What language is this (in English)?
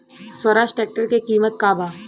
Bhojpuri